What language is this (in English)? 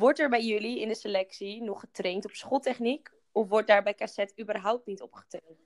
Dutch